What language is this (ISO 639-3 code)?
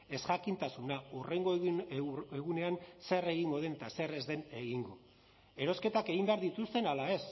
eus